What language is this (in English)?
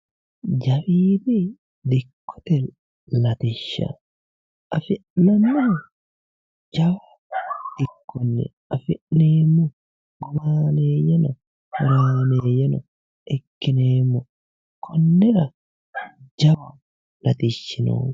Sidamo